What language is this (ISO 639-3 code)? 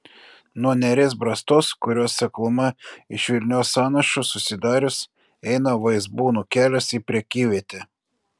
lit